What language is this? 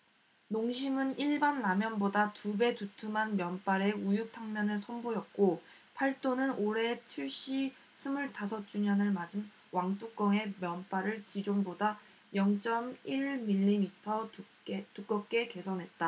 Korean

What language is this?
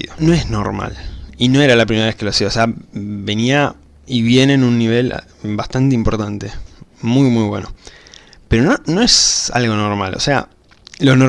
Spanish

